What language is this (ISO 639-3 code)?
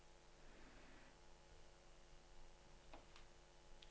nor